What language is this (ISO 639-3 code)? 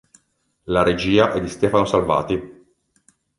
ita